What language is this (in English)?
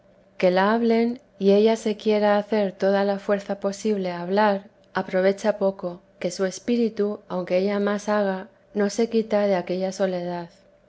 Spanish